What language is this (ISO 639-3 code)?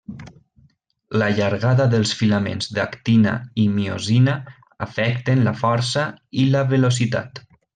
cat